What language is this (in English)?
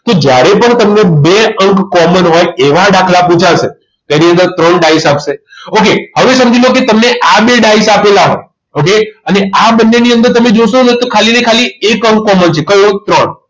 Gujarati